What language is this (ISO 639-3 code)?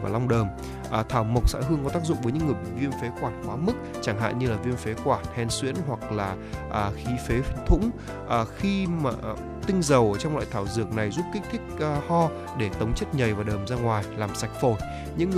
vie